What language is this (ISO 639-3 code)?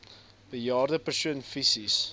afr